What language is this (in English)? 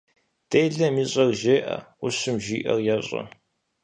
Kabardian